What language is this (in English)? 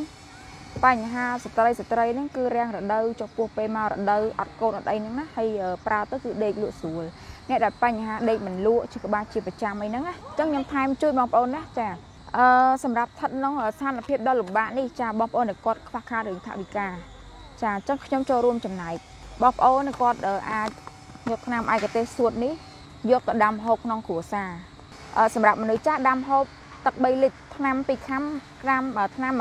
Thai